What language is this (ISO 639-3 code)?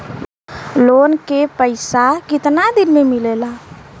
bho